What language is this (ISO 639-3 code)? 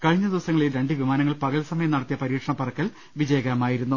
mal